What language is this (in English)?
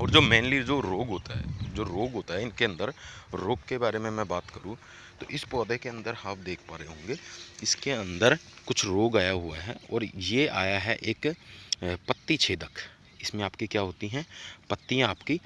Hindi